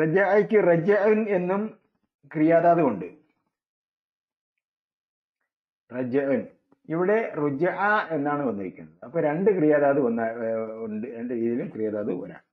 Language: Malayalam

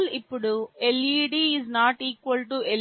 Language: Telugu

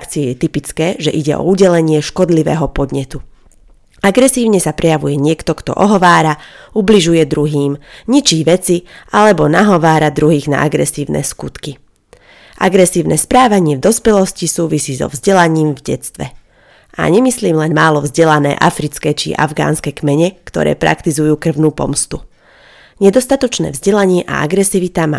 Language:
Slovak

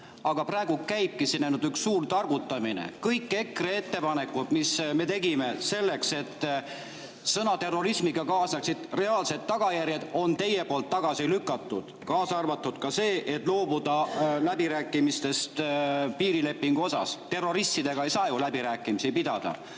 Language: Estonian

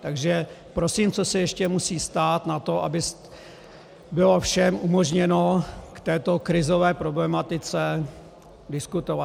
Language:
Czech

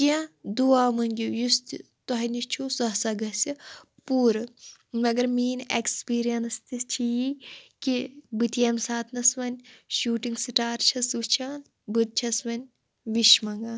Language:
Kashmiri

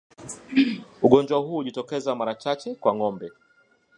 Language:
Swahili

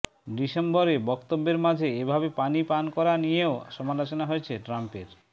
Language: Bangla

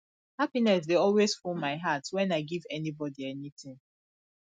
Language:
Nigerian Pidgin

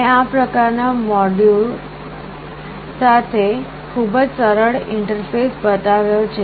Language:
Gujarati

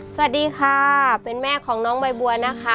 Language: Thai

